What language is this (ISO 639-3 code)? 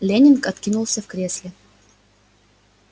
rus